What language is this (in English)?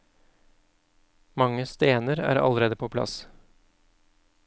Norwegian